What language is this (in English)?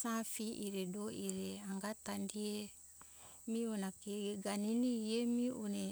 Hunjara-Kaina Ke